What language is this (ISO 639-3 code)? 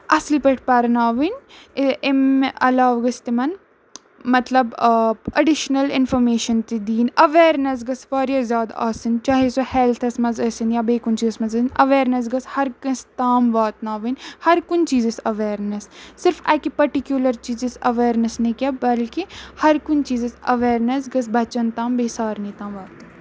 kas